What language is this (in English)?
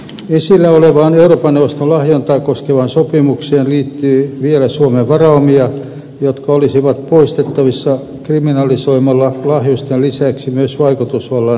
Finnish